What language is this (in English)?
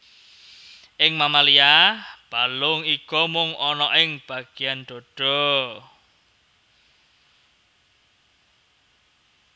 Javanese